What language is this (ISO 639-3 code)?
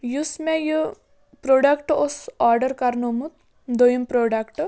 kas